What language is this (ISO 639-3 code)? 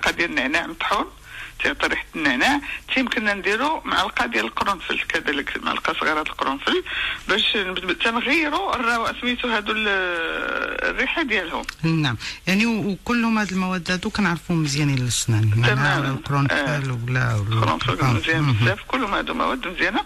ara